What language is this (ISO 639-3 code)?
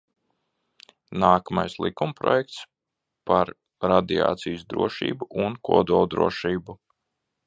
lav